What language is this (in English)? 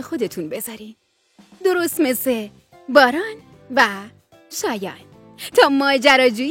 Persian